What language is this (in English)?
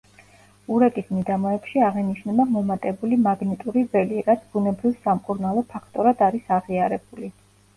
Georgian